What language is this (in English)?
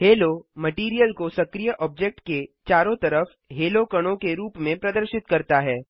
Hindi